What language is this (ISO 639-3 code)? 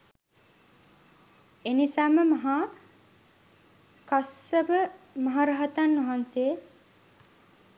sin